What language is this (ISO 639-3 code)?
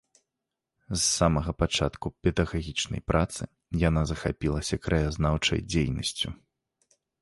bel